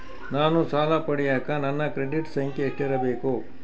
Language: Kannada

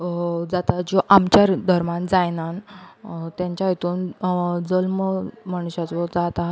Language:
Konkani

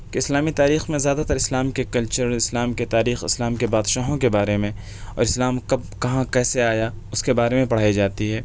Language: Urdu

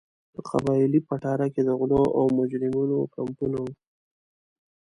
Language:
Pashto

